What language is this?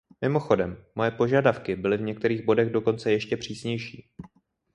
Czech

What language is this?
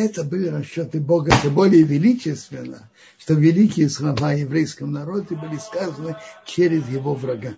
Russian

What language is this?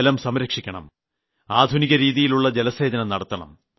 Malayalam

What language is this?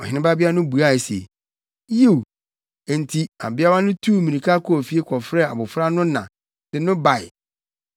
Akan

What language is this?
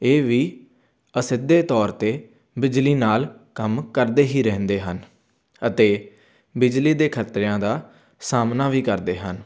Punjabi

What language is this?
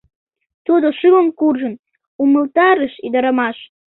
Mari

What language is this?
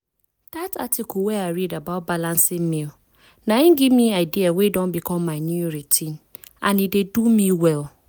Nigerian Pidgin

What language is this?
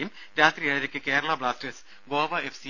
Malayalam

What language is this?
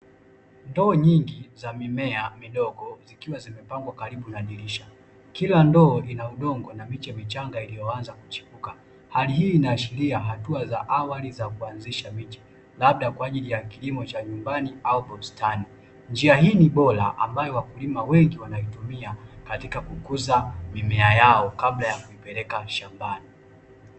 Swahili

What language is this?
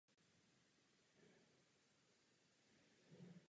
Czech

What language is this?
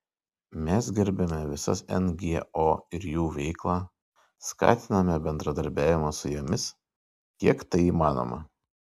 Lithuanian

